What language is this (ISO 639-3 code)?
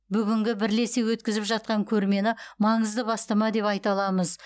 kaz